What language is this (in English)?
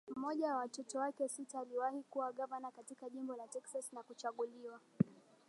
Swahili